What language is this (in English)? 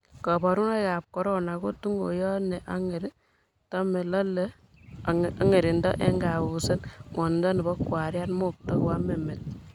Kalenjin